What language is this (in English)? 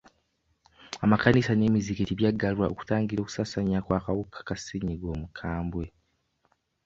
Ganda